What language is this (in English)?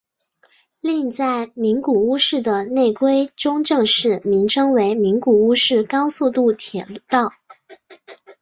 Chinese